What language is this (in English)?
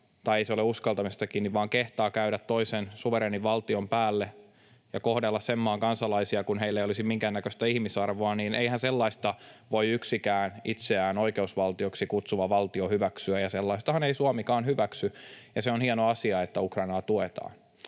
Finnish